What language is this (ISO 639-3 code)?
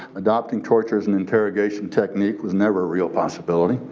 eng